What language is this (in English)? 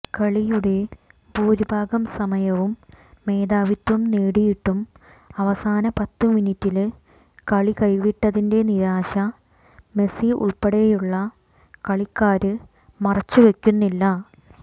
Malayalam